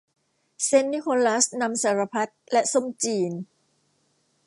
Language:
Thai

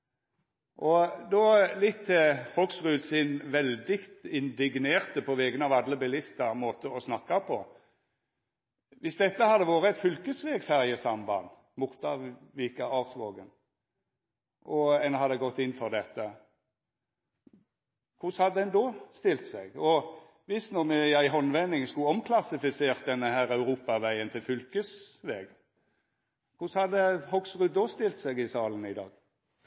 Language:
Norwegian Nynorsk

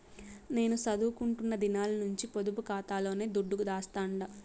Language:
Telugu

